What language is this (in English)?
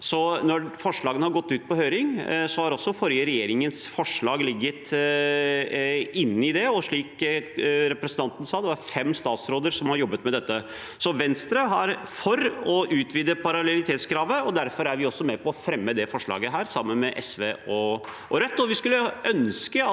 Norwegian